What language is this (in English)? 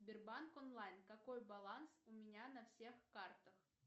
Russian